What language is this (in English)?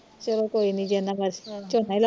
Punjabi